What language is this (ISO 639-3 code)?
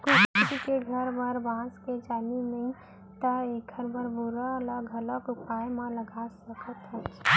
hne